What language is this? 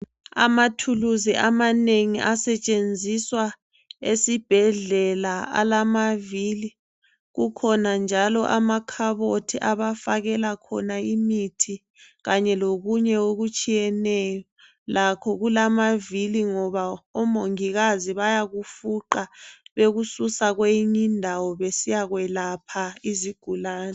North Ndebele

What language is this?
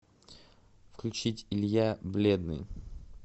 Russian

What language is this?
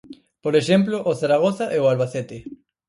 Galician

